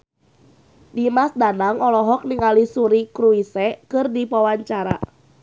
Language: Sundanese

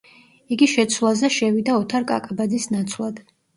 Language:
Georgian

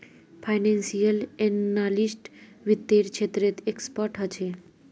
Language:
Magahi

